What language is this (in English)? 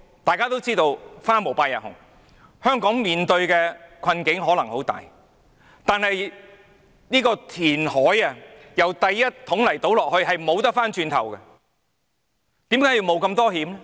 Cantonese